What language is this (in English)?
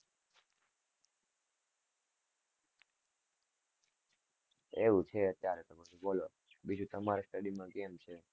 Gujarati